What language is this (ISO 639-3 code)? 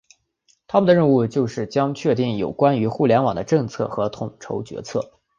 zho